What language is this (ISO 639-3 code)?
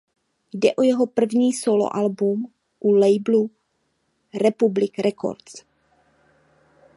ces